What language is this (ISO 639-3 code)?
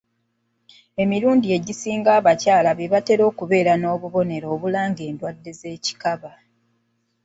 lug